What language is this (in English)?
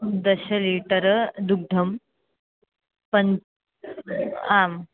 Sanskrit